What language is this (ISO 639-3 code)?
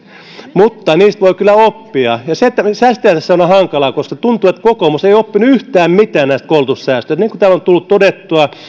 fin